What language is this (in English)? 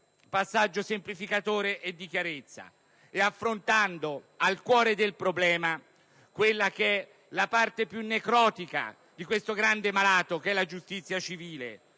Italian